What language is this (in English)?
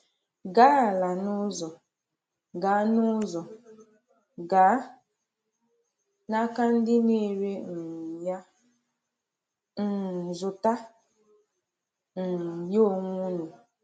Igbo